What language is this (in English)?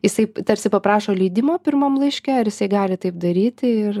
Lithuanian